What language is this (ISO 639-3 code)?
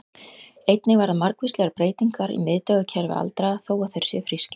isl